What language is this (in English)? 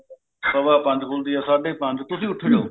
Punjabi